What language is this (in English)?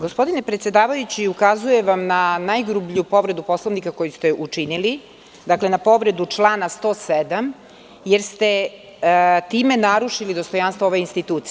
Serbian